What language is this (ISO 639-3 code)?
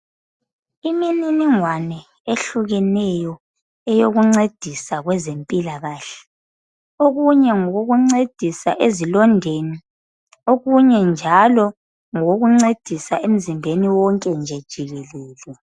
nde